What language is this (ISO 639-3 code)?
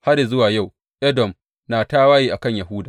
hau